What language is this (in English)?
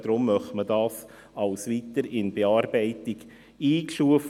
Swiss German